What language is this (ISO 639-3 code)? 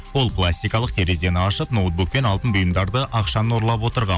kaz